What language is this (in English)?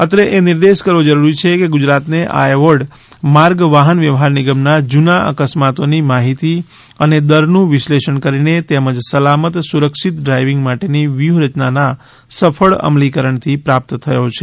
Gujarati